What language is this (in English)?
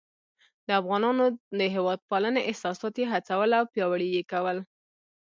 Pashto